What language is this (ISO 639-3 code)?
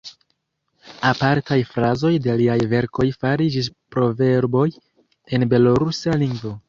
epo